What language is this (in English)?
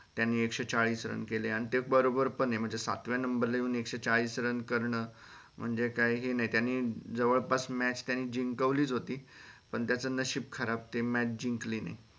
Marathi